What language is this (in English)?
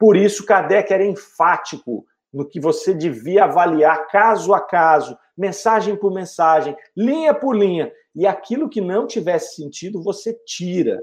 Portuguese